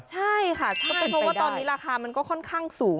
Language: Thai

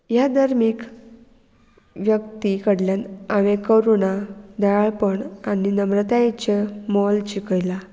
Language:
Konkani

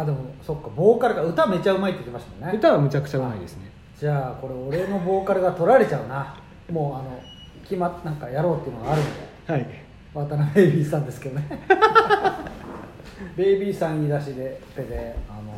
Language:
Japanese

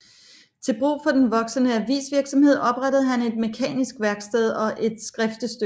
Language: Danish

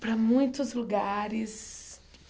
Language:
Portuguese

